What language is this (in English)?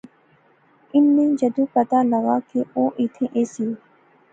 Pahari-Potwari